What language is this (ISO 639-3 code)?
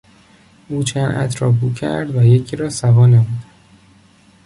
fas